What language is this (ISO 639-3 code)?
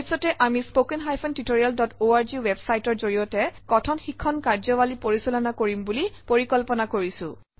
asm